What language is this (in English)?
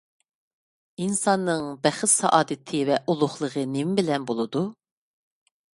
Uyghur